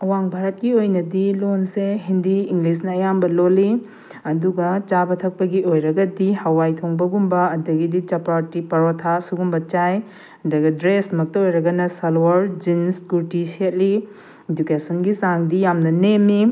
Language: Manipuri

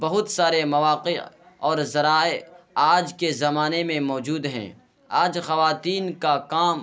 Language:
Urdu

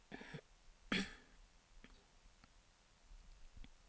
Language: Danish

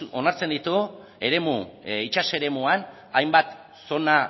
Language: Basque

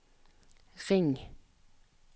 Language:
Norwegian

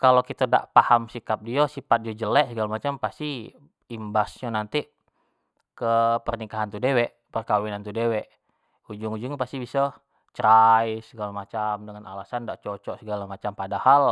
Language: Jambi Malay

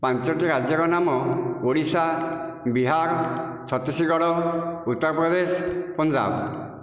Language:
Odia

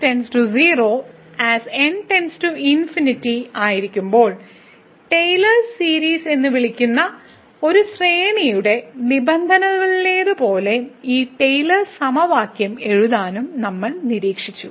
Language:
Malayalam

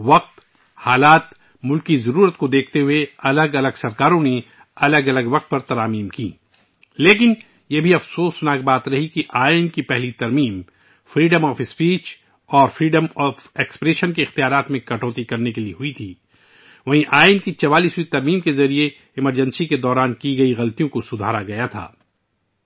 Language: Urdu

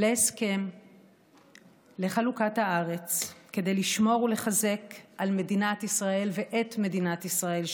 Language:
Hebrew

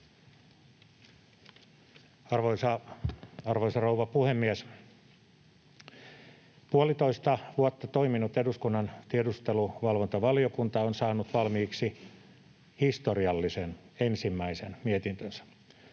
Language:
Finnish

